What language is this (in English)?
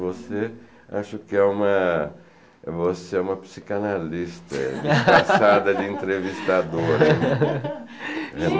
Portuguese